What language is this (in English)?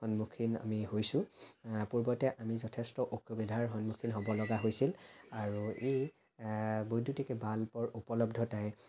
Assamese